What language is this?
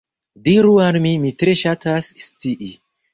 Esperanto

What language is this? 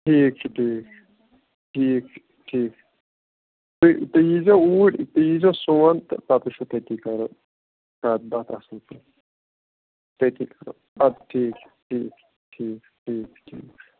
Kashmiri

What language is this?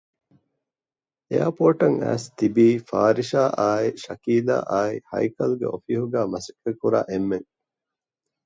Divehi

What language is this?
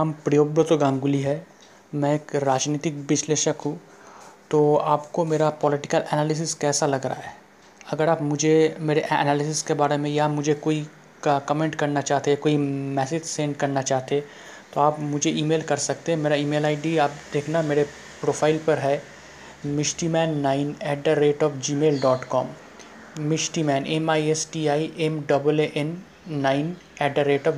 Hindi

